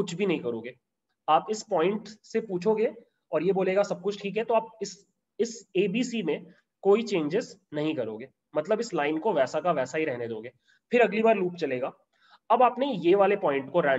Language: Hindi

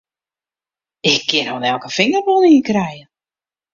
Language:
Western Frisian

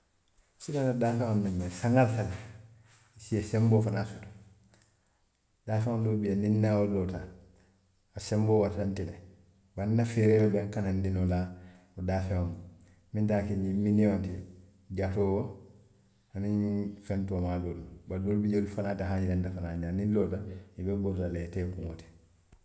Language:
Western Maninkakan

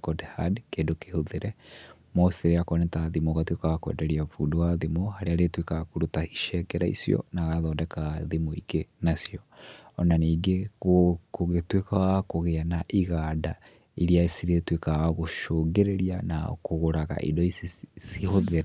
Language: Kikuyu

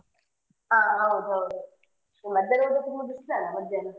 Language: Kannada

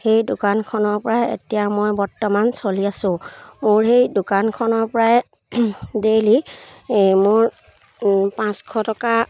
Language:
Assamese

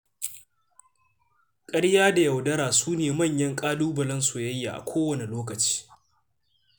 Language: Hausa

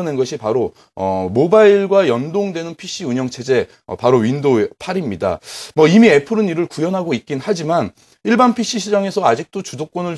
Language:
Korean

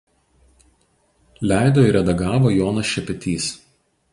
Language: Lithuanian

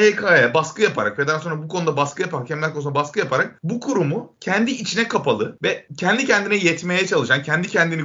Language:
Turkish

